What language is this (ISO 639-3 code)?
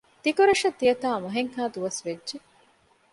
div